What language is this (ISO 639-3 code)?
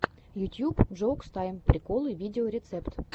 rus